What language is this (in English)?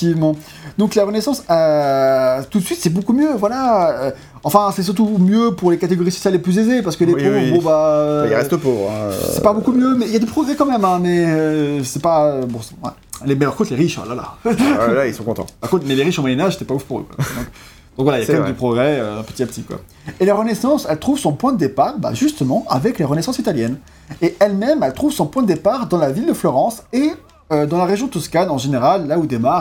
French